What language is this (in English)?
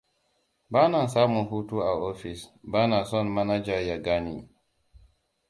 Hausa